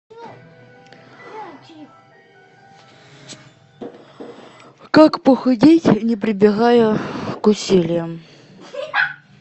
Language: Russian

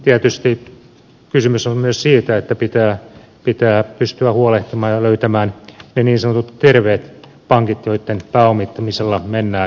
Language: Finnish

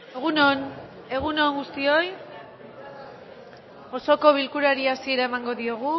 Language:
Basque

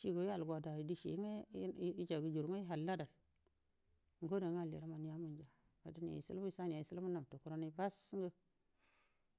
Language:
Buduma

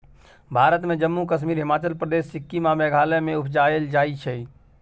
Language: Maithili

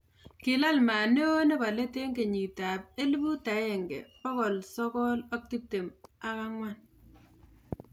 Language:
Kalenjin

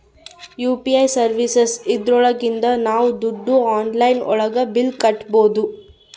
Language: Kannada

